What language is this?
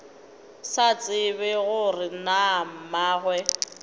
Northern Sotho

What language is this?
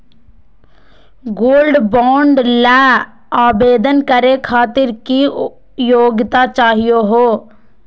Magahi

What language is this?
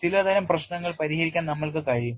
Malayalam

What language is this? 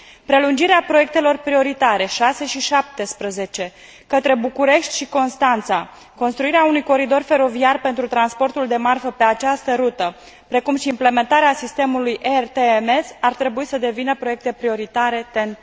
Romanian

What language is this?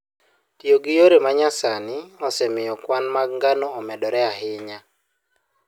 Luo (Kenya and Tanzania)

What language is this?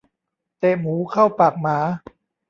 Thai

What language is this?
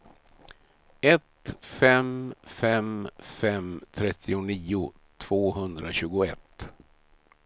Swedish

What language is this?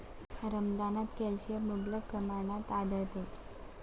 Marathi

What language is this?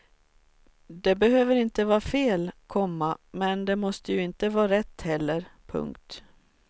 Swedish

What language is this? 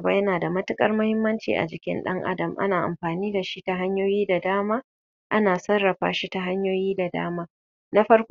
Hausa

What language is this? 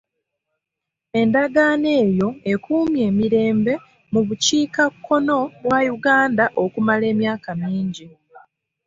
Ganda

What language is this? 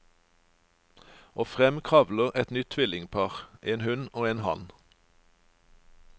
Norwegian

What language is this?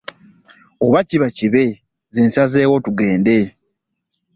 Ganda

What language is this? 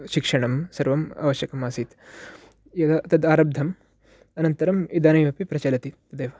Sanskrit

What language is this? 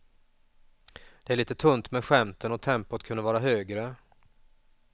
Swedish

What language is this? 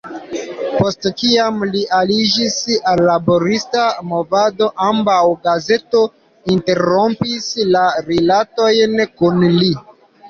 Esperanto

